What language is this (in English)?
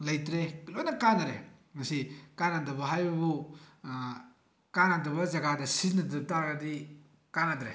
Manipuri